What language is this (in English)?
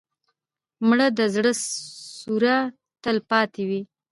Pashto